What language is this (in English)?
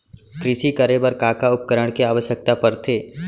Chhattisgarhi